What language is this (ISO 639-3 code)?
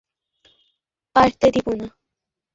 ben